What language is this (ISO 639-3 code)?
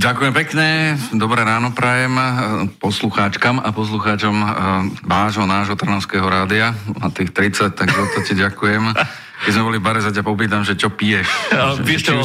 slk